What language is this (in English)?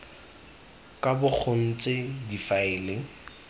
Tswana